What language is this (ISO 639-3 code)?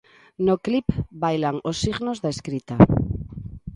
glg